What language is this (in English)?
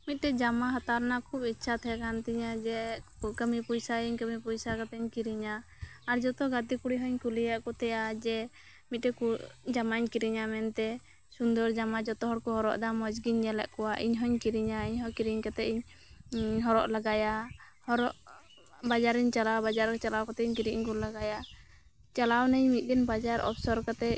Santali